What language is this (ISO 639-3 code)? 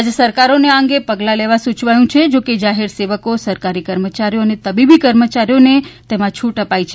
guj